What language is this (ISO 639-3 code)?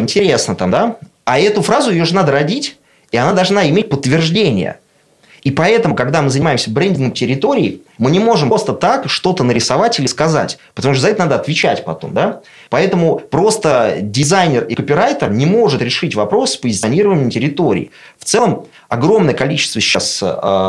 rus